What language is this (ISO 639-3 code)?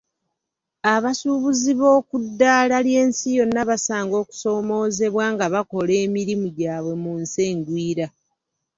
lug